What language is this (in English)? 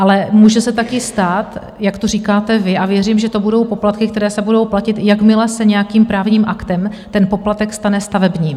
Czech